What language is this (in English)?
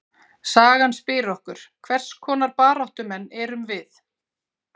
Icelandic